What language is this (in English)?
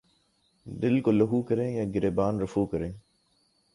Urdu